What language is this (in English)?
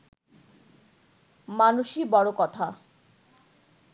Bangla